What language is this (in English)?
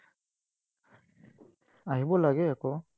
Assamese